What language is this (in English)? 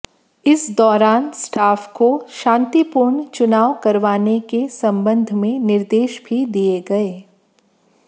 Hindi